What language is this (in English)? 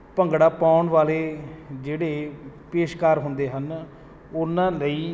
Punjabi